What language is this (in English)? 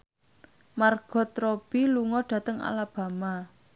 Javanese